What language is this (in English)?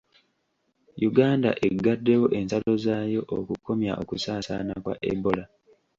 Ganda